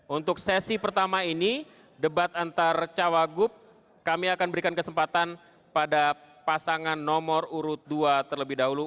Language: Indonesian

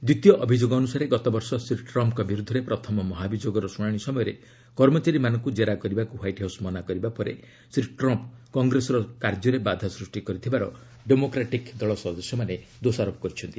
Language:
Odia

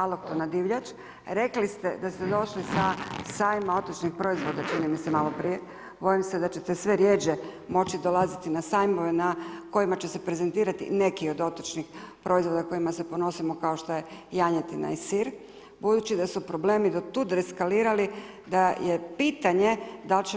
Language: Croatian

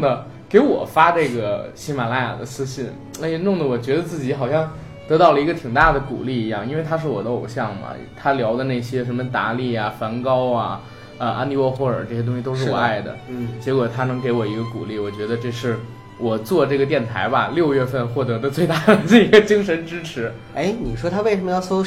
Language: Chinese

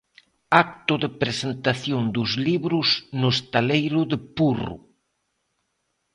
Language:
Galician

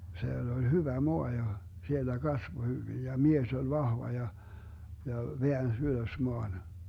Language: Finnish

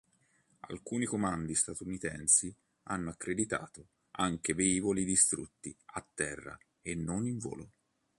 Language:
Italian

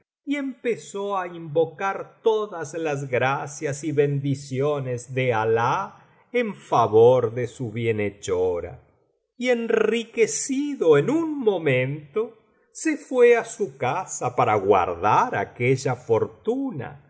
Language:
Spanish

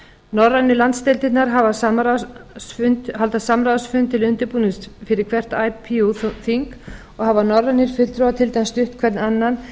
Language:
Icelandic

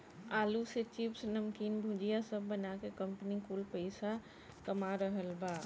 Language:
Bhojpuri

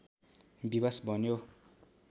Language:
Nepali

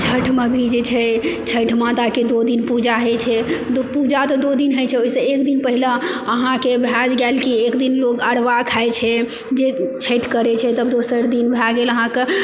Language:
Maithili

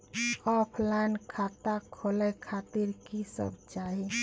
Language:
Maithili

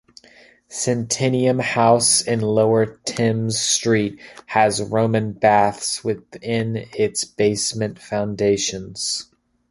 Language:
English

